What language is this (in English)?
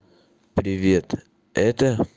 Russian